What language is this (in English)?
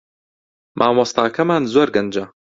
Central Kurdish